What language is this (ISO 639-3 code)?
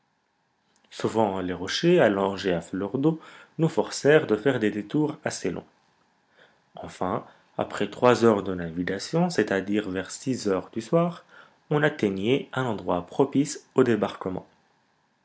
fra